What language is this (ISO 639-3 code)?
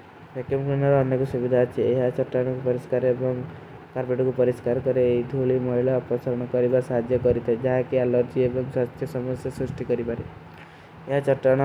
uki